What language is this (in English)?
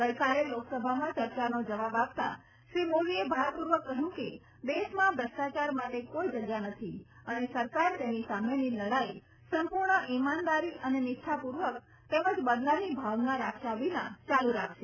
Gujarati